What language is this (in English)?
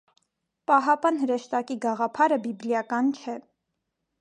Armenian